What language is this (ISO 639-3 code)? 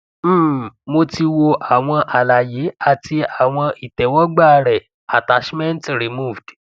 yor